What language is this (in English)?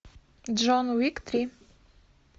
Russian